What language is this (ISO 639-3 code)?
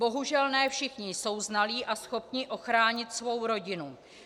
ces